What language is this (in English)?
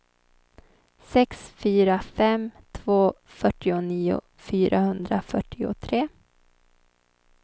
Swedish